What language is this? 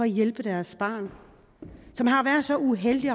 Danish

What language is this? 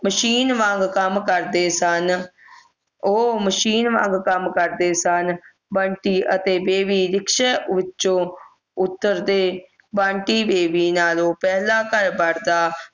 Punjabi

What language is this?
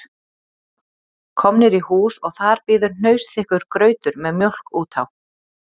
Icelandic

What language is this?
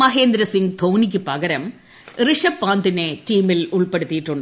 Malayalam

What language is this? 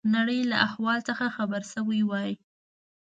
Pashto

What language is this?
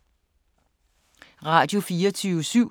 Danish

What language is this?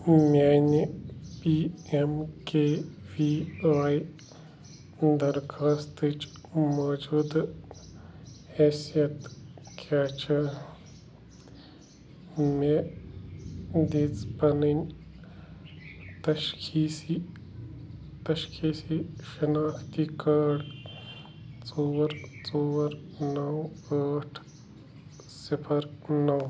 Kashmiri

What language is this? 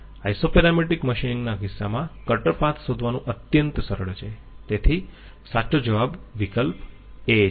Gujarati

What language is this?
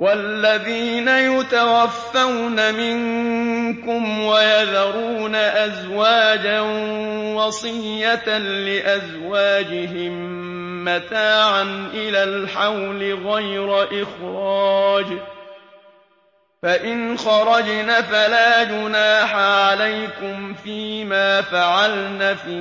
Arabic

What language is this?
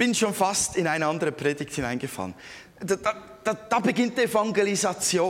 German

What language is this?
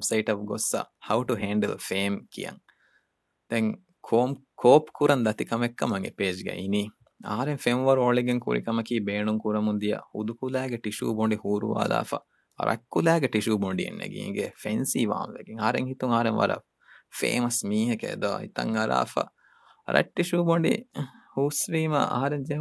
Urdu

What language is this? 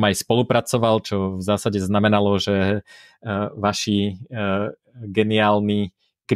Czech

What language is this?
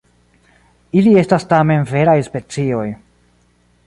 Esperanto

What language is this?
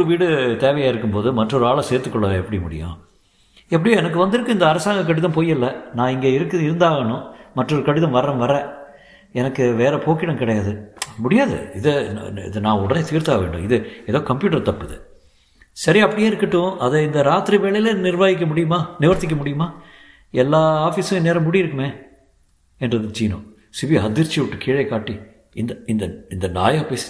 Tamil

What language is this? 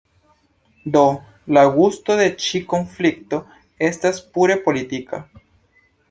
Esperanto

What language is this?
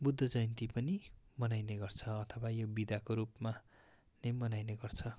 Nepali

